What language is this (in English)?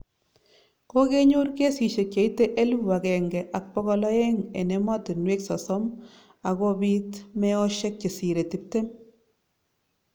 Kalenjin